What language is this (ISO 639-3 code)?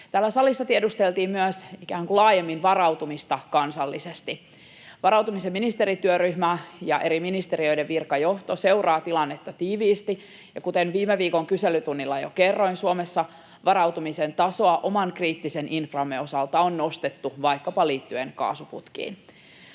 fin